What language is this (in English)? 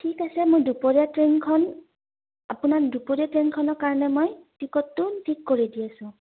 Assamese